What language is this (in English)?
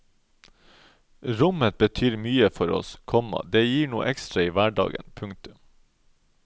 Norwegian